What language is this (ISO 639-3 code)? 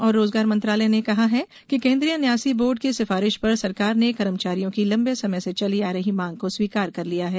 hin